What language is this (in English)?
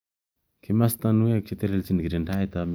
Kalenjin